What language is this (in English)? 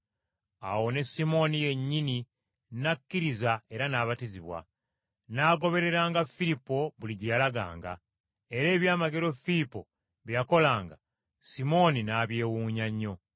Ganda